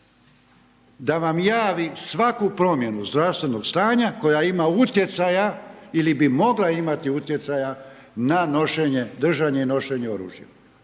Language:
Croatian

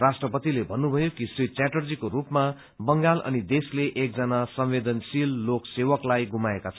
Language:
Nepali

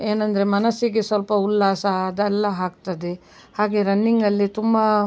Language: Kannada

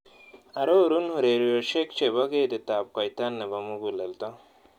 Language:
Kalenjin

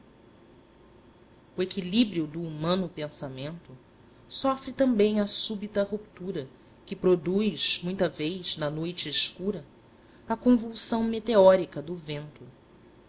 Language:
Portuguese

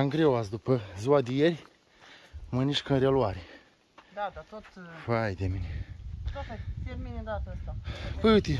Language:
Romanian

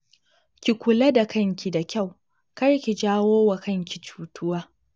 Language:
Hausa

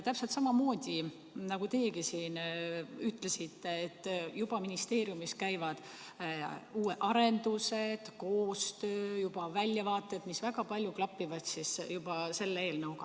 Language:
Estonian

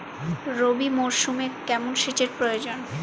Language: Bangla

